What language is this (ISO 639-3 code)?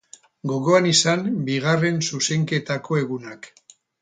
eus